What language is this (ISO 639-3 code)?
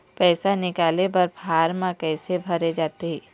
hne